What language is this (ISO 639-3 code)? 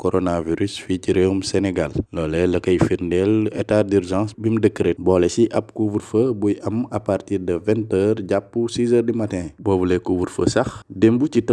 nld